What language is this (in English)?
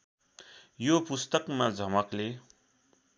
Nepali